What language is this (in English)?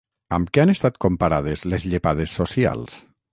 Catalan